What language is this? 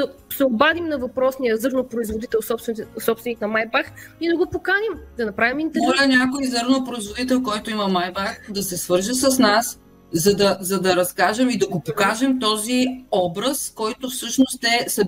Bulgarian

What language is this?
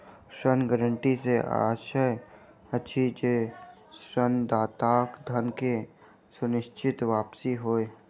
Maithili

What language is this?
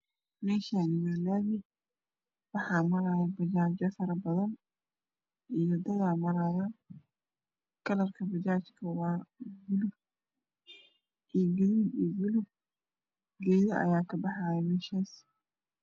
Somali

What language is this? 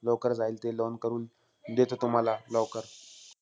Marathi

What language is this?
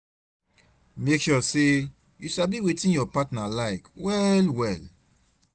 Nigerian Pidgin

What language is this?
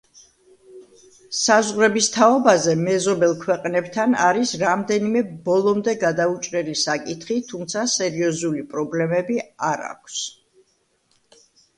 Georgian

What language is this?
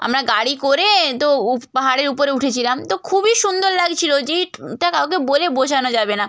Bangla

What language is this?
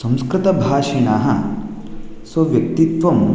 Sanskrit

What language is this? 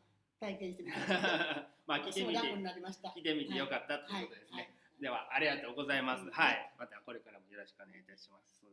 Japanese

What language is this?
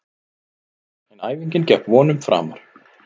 Icelandic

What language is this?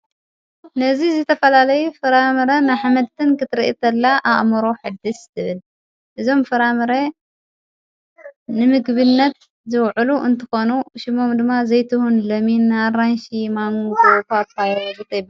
Tigrinya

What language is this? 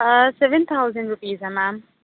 Urdu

